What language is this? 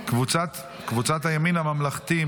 Hebrew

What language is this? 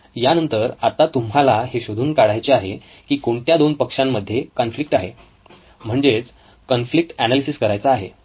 Marathi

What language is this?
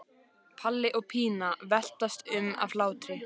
Icelandic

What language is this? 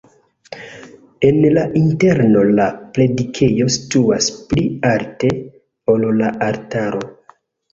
Esperanto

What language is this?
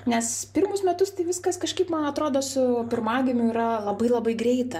Lithuanian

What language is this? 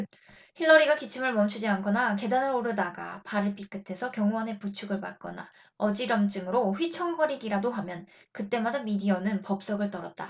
Korean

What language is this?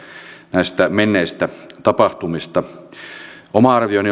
Finnish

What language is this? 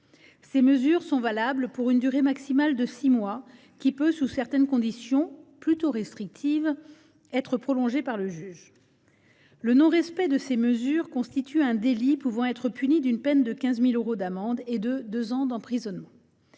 French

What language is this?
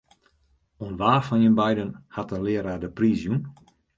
Western Frisian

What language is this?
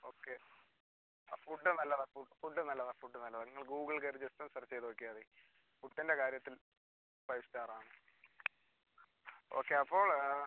Malayalam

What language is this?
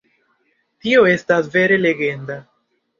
Esperanto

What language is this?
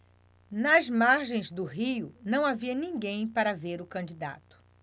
Portuguese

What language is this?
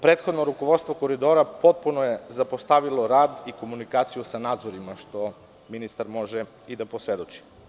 Serbian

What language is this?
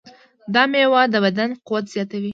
Pashto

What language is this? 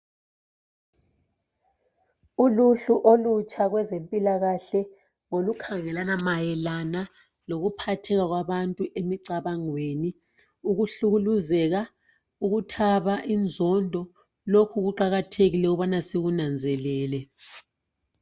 North Ndebele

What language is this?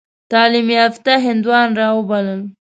Pashto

